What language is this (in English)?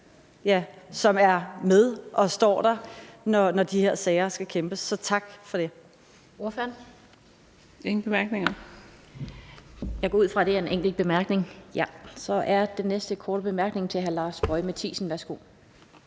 Danish